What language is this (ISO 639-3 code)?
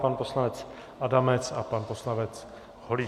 ces